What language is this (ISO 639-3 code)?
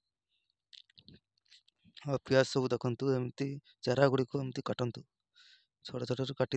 kor